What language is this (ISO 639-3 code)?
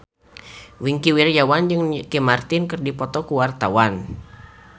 sun